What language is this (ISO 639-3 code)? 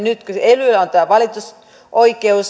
fin